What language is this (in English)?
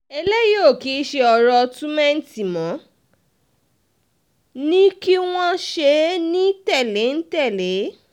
Yoruba